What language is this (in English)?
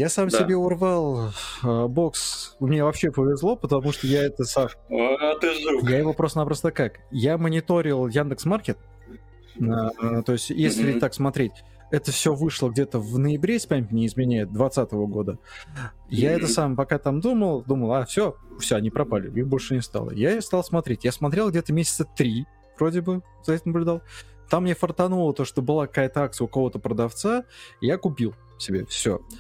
Russian